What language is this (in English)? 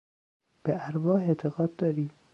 Persian